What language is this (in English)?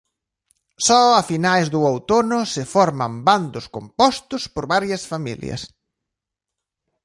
Galician